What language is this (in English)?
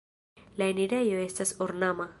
Esperanto